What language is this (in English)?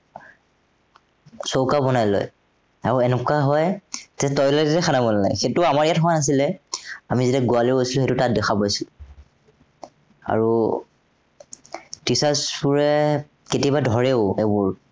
Assamese